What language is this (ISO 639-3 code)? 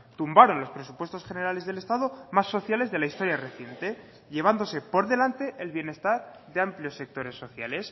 spa